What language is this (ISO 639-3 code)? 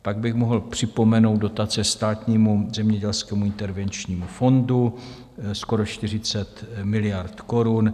ces